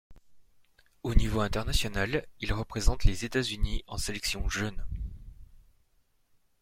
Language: French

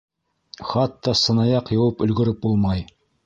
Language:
Bashkir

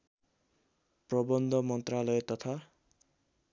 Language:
Nepali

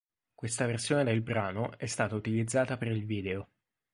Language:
Italian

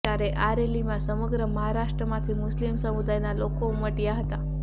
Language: Gujarati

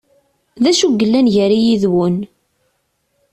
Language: Kabyle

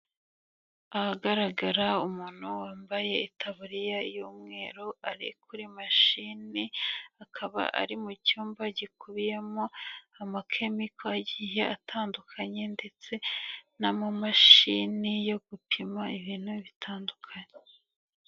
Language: Kinyarwanda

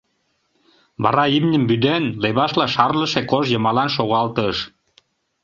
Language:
Mari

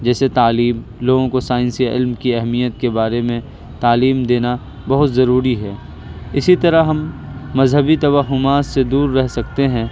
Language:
Urdu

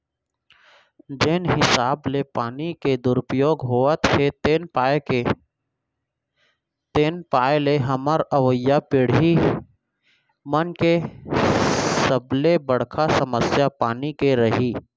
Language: Chhattisgarhi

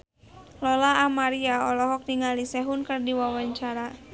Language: Sundanese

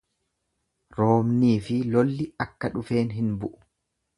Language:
Oromo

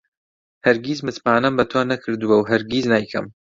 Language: Central Kurdish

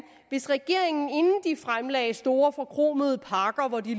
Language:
Danish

